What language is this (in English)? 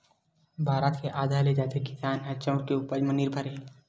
Chhattisgarhi